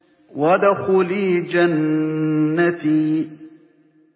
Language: Arabic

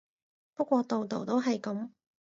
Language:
Cantonese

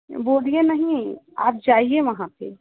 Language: Hindi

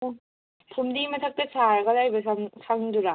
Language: Manipuri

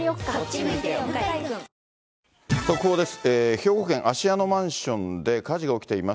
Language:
Japanese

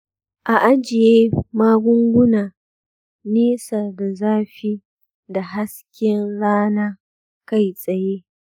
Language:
Hausa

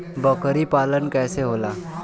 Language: Bhojpuri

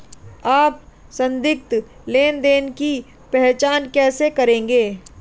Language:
Hindi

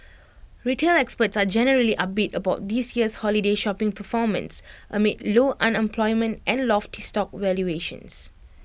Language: English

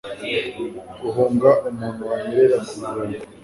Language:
Kinyarwanda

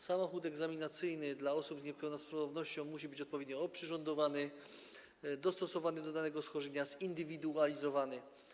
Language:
Polish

